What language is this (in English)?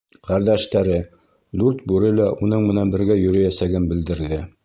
Bashkir